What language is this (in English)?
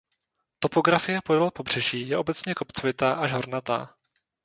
Czech